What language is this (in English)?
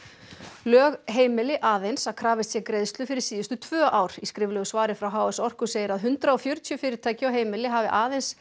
Icelandic